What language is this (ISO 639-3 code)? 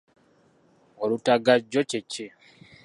lug